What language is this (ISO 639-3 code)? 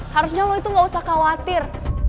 ind